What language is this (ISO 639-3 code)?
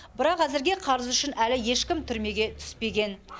kaz